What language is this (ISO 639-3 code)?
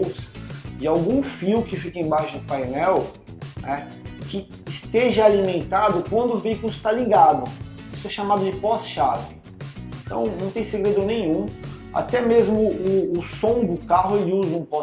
por